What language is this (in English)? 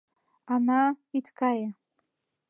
Mari